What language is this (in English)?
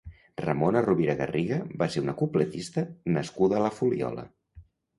Catalan